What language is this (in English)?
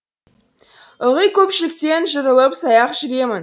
Kazakh